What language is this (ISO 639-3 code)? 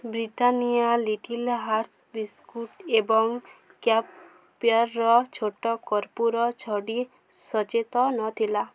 ori